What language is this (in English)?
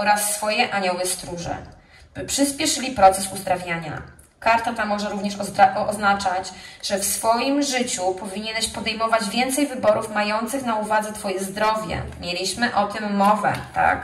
Polish